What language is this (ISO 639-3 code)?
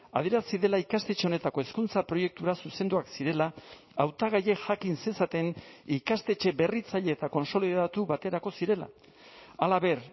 eus